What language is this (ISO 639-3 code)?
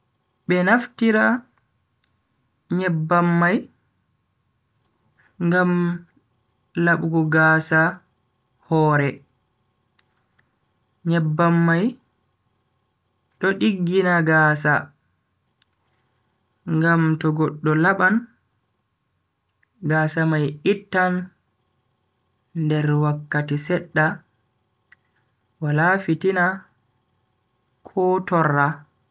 fui